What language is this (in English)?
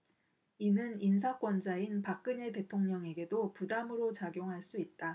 Korean